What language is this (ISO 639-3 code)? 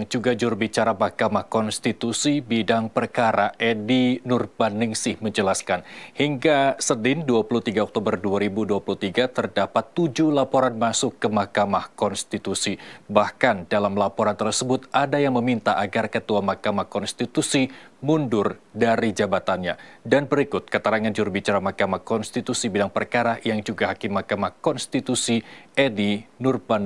ind